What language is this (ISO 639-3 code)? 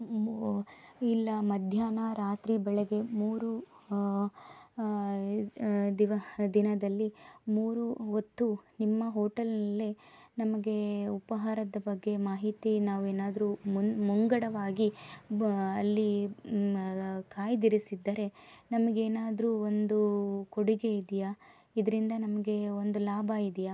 kan